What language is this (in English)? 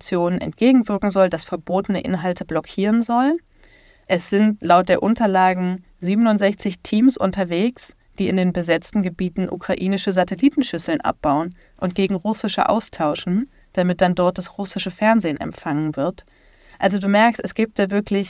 German